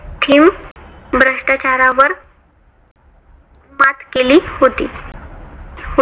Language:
Marathi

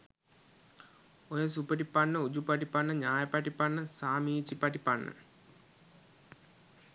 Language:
Sinhala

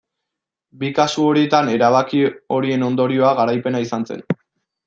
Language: Basque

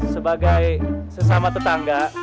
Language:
Indonesian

